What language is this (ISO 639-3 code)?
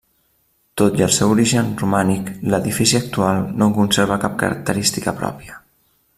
cat